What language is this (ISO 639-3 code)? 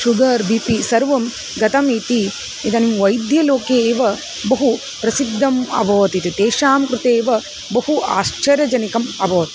san